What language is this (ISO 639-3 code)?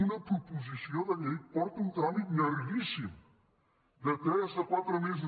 cat